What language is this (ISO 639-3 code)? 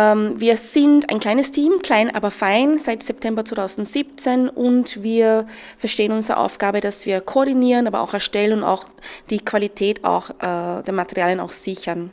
deu